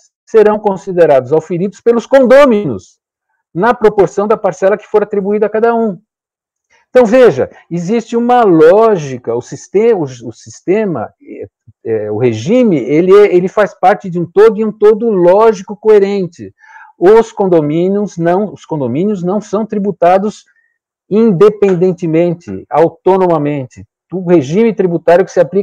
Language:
Portuguese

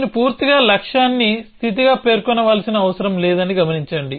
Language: Telugu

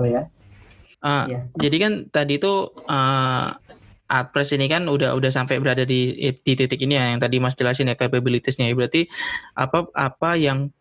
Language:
Indonesian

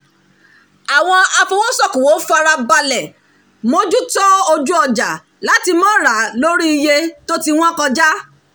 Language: Yoruba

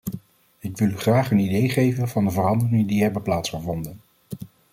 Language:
Dutch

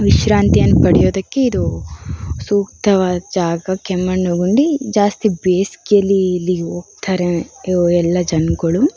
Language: Kannada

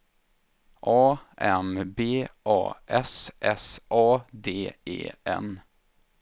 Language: Swedish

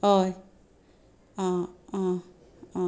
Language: Konkani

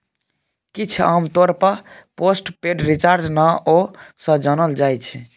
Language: Maithili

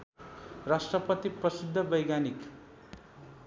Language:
Nepali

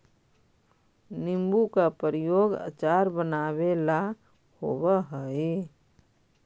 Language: Magahi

